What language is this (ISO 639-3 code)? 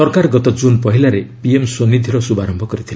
ori